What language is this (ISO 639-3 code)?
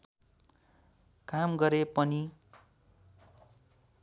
nep